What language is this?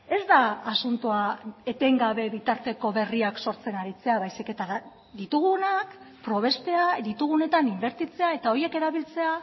Basque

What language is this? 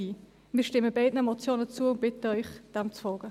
Swiss German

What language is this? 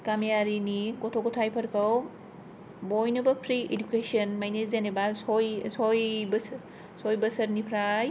Bodo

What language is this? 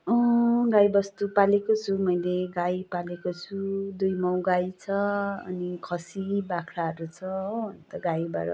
Nepali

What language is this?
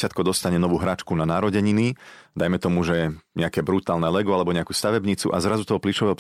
Slovak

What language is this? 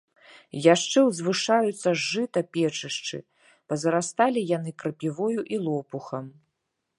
Belarusian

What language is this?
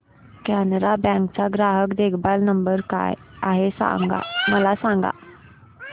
Marathi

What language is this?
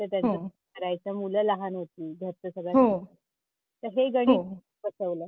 Marathi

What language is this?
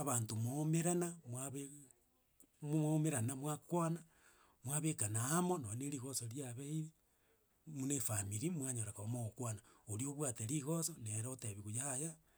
Gusii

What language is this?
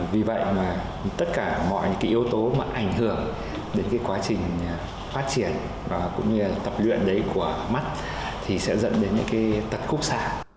Vietnamese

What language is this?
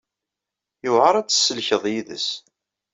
Kabyle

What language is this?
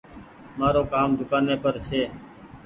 Goaria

